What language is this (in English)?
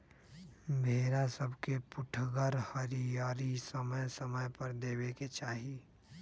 Magahi